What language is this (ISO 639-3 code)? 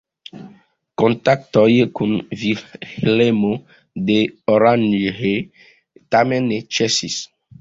epo